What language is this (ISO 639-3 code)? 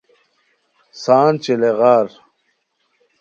khw